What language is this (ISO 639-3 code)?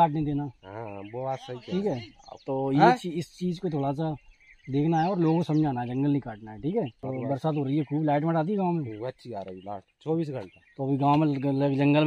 hin